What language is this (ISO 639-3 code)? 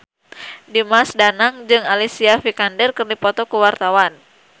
sun